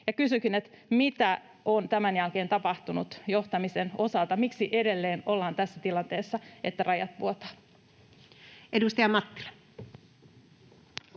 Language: Finnish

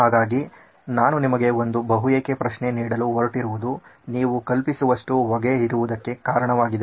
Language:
Kannada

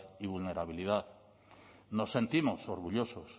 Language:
Spanish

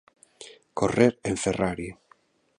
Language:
Galician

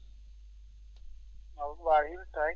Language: Fula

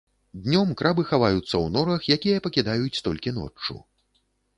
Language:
Belarusian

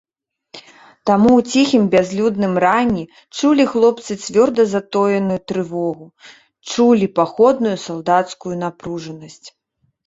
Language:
Belarusian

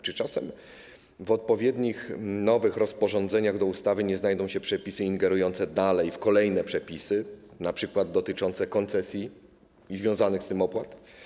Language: Polish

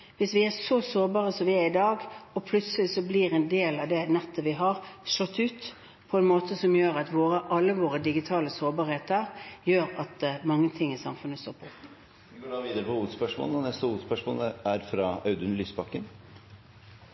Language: Norwegian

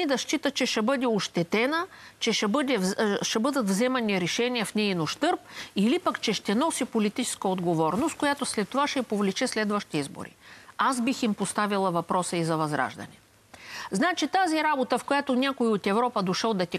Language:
Bulgarian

